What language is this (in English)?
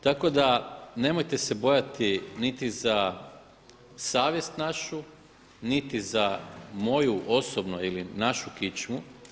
Croatian